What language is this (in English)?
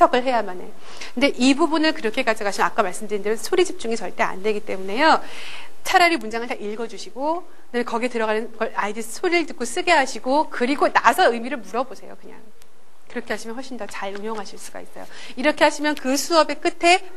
Korean